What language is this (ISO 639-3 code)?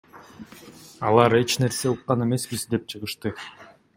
kir